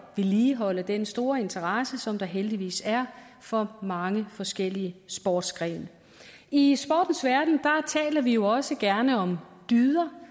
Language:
Danish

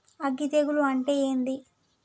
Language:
Telugu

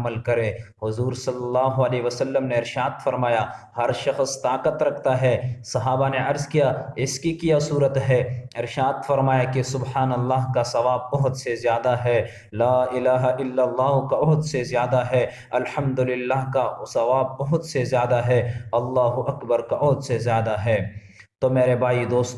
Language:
Urdu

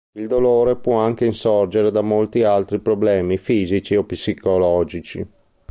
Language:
Italian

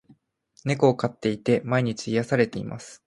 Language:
Japanese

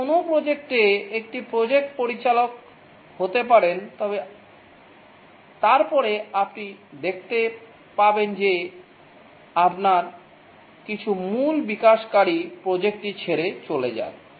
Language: Bangla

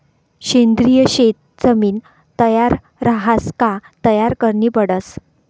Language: Marathi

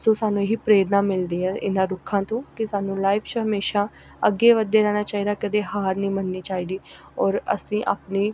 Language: Punjabi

